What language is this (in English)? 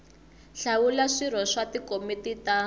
Tsonga